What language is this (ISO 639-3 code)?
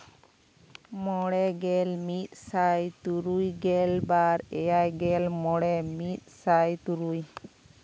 sat